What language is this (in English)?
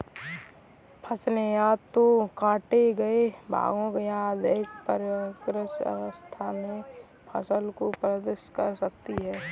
Hindi